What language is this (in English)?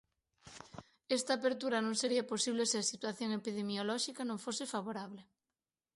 Galician